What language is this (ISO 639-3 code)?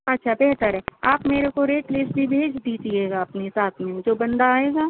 urd